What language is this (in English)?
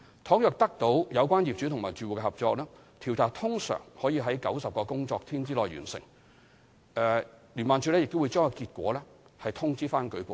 Cantonese